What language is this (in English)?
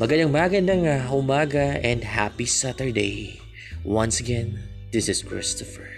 Filipino